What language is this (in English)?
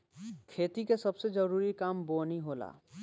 Bhojpuri